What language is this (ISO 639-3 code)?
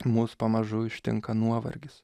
lit